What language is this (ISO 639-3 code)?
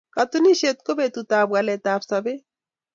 kln